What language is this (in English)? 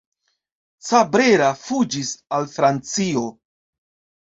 Esperanto